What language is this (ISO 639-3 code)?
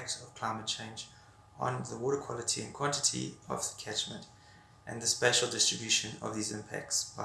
eng